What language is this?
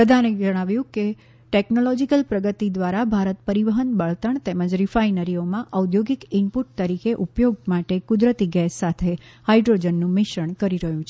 Gujarati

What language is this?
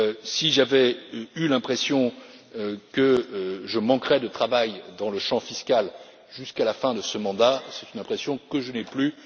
French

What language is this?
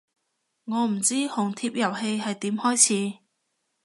Cantonese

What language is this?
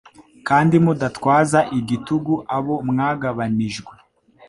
Kinyarwanda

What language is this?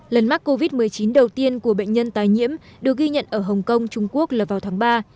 Vietnamese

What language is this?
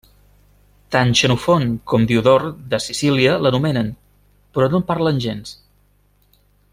Catalan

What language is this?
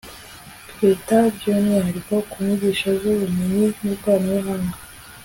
Kinyarwanda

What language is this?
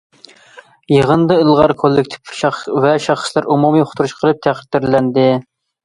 Uyghur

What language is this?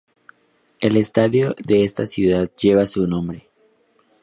Spanish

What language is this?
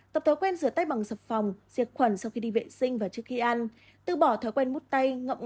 Vietnamese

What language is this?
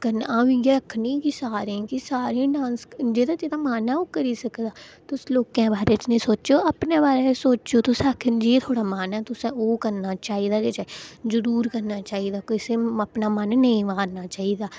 Dogri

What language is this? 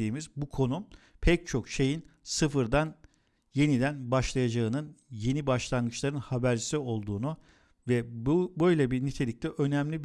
Turkish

